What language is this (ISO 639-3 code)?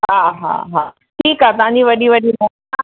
snd